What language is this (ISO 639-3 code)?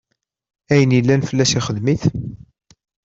kab